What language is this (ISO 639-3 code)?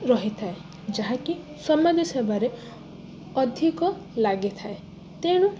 ori